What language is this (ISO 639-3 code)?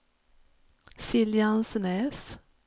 swe